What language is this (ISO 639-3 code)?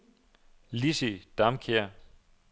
dan